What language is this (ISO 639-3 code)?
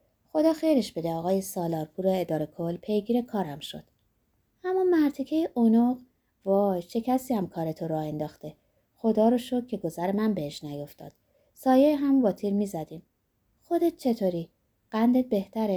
fas